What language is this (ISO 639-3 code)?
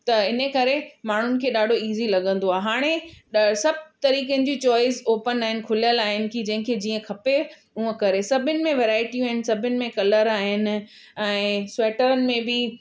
snd